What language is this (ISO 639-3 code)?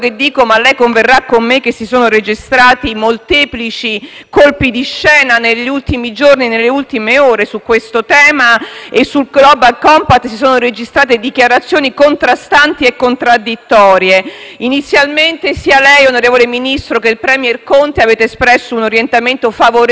ita